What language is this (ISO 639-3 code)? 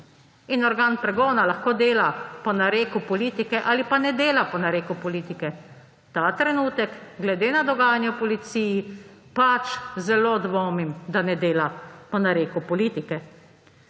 slv